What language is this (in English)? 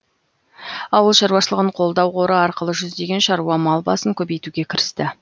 Kazakh